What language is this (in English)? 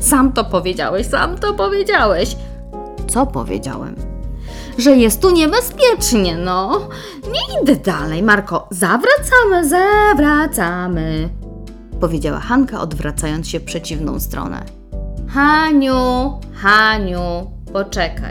Polish